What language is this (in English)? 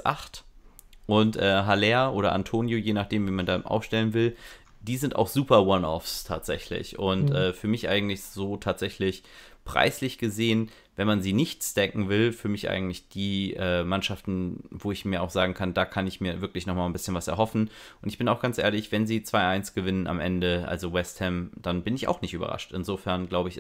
German